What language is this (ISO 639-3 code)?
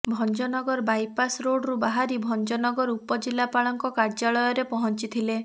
ori